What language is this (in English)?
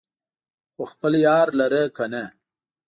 Pashto